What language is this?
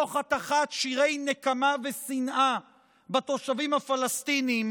Hebrew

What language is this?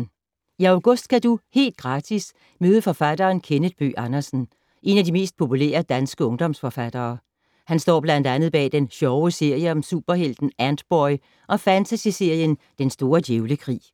Danish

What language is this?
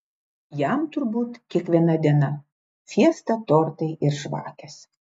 Lithuanian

